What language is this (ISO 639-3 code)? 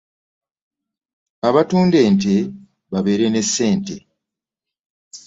lug